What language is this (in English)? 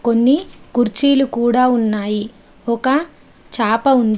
Telugu